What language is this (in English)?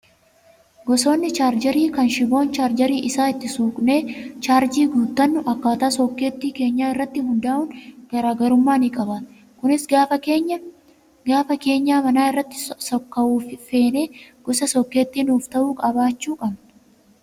Oromo